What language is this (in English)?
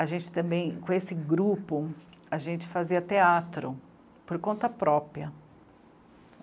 Portuguese